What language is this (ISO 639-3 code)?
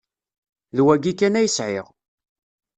kab